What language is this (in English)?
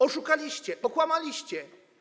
Polish